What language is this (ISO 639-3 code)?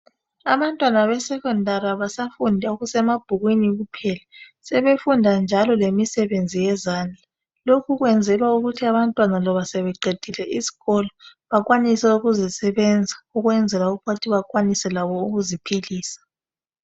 nde